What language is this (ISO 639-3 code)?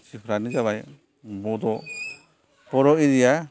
brx